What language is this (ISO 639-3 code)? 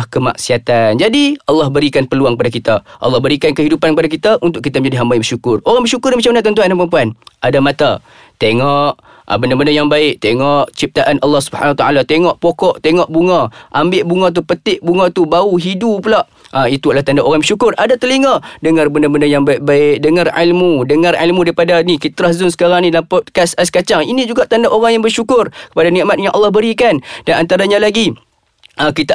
msa